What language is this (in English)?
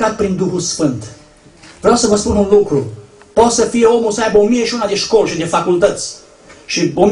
Romanian